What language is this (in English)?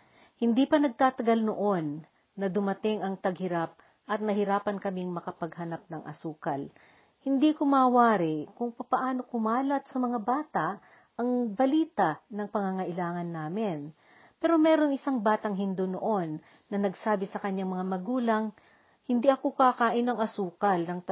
Filipino